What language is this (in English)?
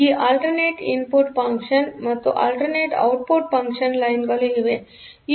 Kannada